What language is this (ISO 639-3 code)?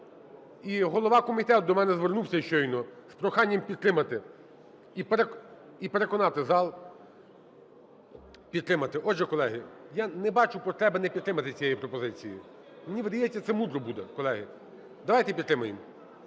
ukr